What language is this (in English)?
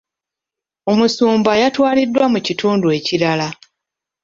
Ganda